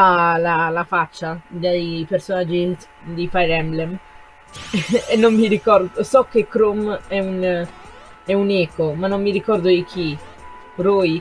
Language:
Italian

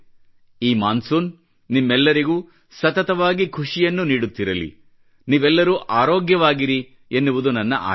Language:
Kannada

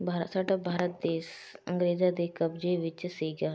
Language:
Punjabi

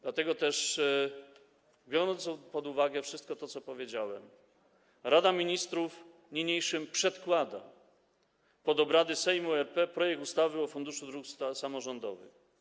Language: Polish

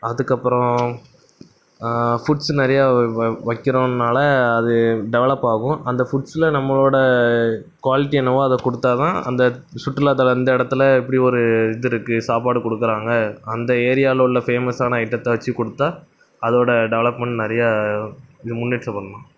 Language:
Tamil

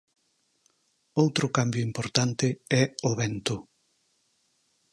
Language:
Galician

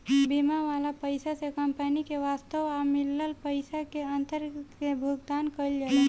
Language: Bhojpuri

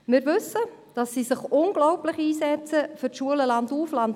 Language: Swiss German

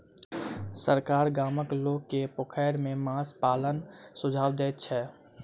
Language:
Maithili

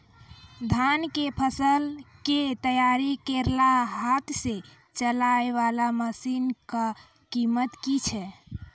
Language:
Maithili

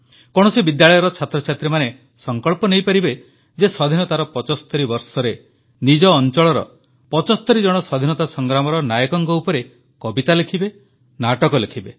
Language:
Odia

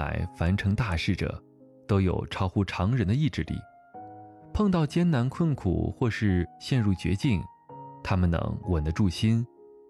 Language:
Chinese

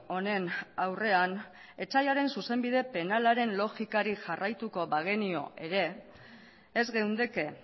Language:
Basque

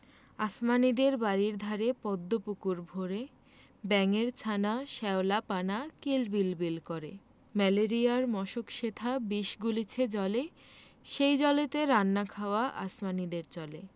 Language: Bangla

